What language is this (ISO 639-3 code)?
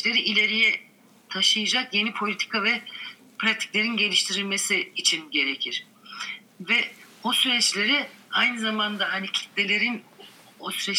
tur